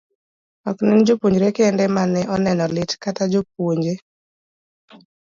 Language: Luo (Kenya and Tanzania)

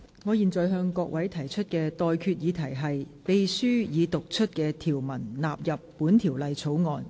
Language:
Cantonese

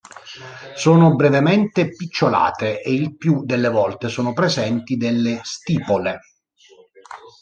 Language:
Italian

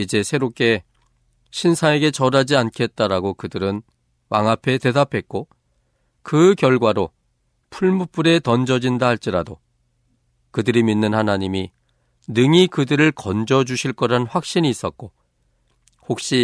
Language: Korean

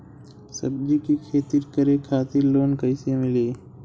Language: Bhojpuri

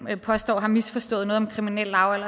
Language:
Danish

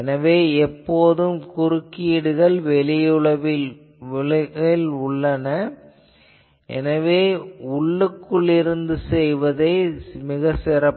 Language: Tamil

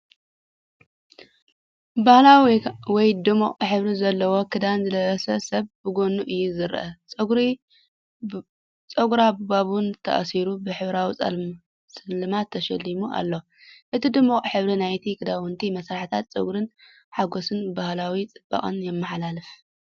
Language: Tigrinya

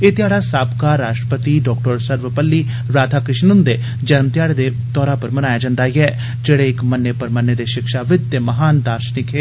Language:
Dogri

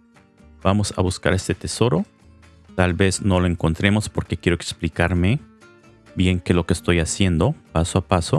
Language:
Spanish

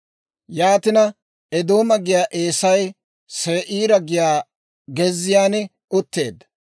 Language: Dawro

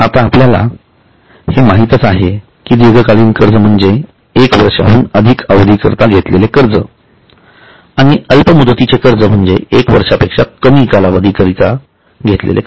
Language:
Marathi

